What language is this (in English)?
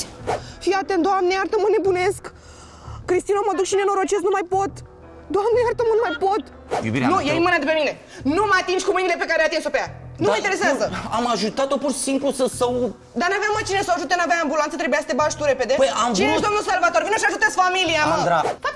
Romanian